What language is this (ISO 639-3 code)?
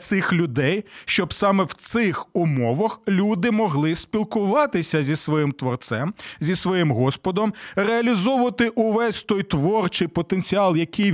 ukr